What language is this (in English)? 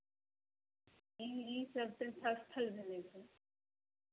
Maithili